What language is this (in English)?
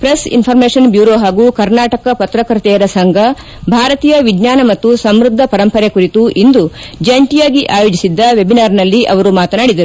Kannada